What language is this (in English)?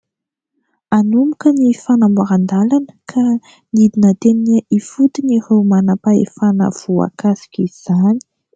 Malagasy